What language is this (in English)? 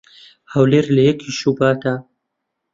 Central Kurdish